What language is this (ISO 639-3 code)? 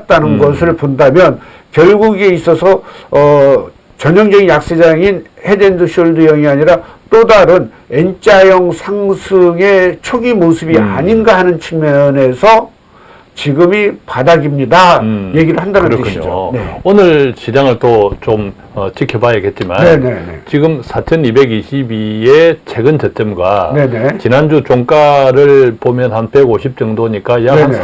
kor